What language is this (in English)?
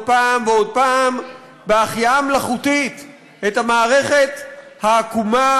Hebrew